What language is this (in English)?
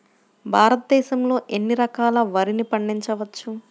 Telugu